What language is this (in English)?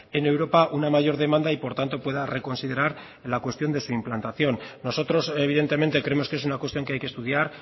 Spanish